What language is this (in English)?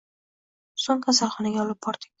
Uzbek